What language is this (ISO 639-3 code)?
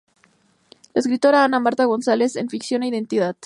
spa